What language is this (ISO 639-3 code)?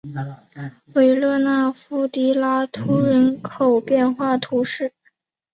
zho